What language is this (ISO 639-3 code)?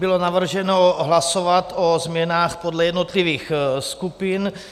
ces